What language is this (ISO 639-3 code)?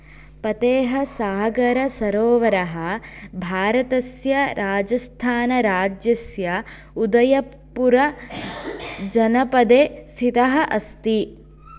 san